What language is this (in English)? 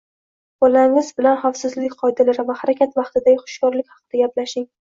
Uzbek